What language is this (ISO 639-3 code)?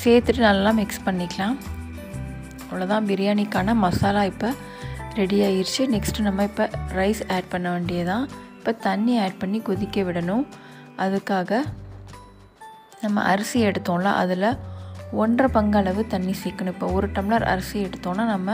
ara